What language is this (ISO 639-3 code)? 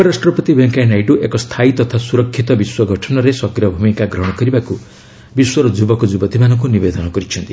ori